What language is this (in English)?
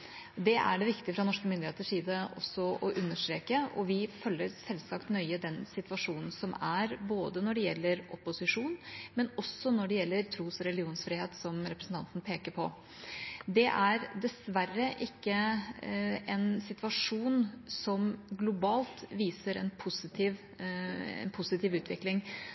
Norwegian Bokmål